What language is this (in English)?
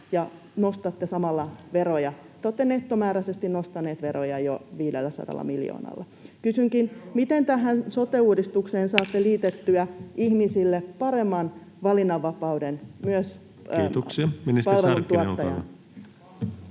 Finnish